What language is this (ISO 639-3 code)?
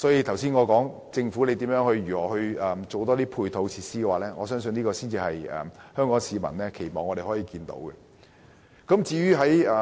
yue